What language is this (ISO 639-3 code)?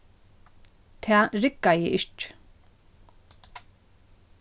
fao